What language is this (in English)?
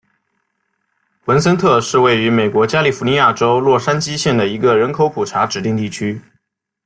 Chinese